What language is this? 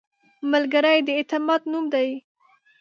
Pashto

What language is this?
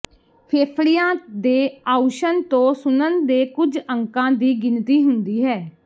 Punjabi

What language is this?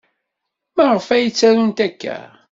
Kabyle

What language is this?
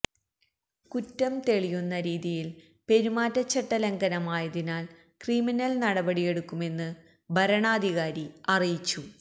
Malayalam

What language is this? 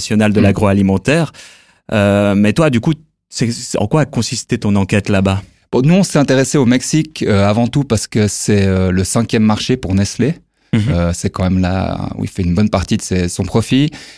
French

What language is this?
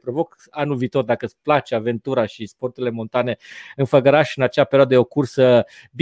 Romanian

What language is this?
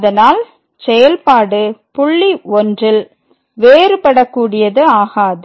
Tamil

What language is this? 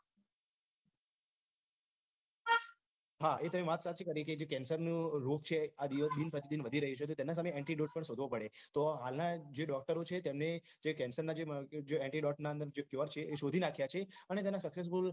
Gujarati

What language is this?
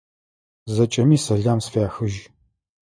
Adyghe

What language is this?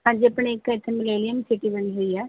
Punjabi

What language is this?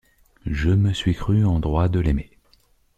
French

